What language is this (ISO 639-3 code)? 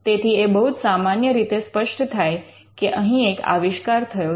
guj